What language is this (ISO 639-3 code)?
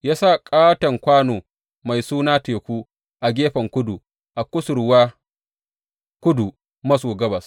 hau